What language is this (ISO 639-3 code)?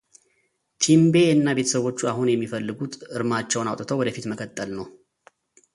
amh